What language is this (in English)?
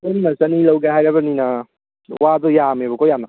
Manipuri